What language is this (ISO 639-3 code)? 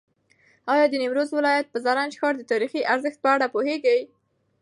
pus